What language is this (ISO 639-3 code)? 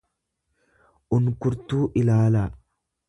orm